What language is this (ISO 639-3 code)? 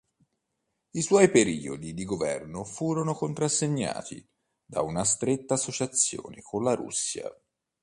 ita